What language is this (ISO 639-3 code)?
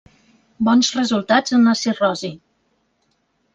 cat